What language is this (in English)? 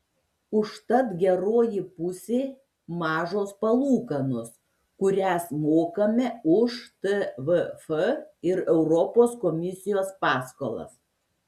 Lithuanian